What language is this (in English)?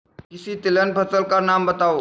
Hindi